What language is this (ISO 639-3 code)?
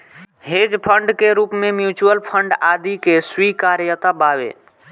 bho